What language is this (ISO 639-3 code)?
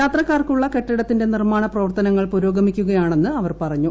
mal